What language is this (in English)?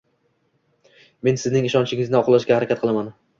Uzbek